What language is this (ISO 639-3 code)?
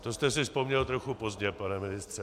ces